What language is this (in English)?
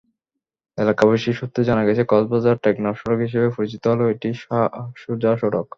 Bangla